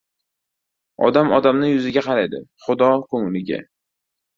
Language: Uzbek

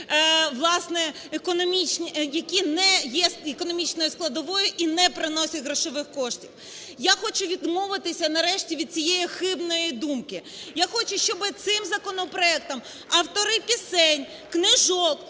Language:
Ukrainian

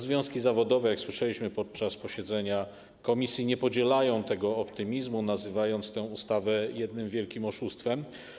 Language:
Polish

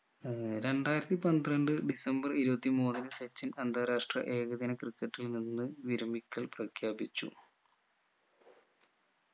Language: Malayalam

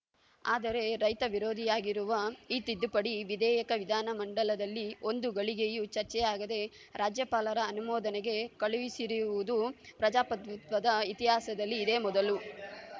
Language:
Kannada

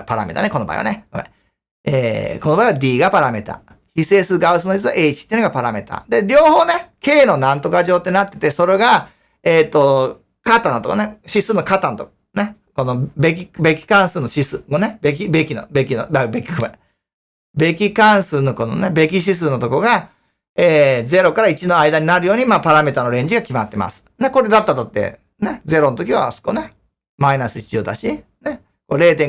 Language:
Japanese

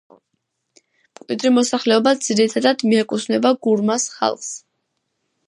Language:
Georgian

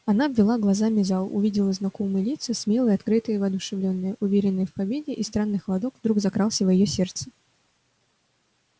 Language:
Russian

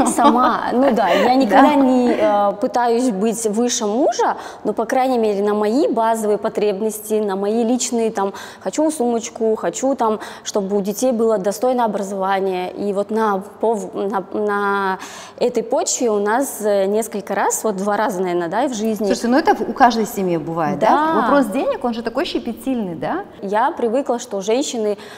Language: Russian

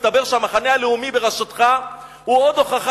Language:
Hebrew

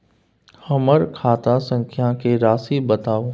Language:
Maithili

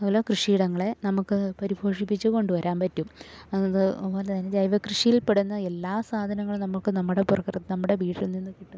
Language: Malayalam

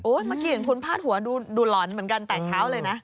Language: Thai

